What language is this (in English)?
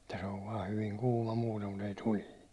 Finnish